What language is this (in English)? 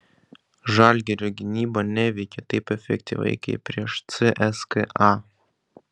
Lithuanian